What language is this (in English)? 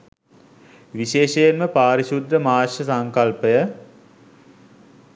Sinhala